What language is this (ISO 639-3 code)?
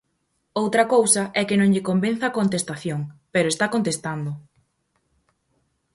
glg